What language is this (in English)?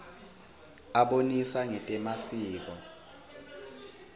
Swati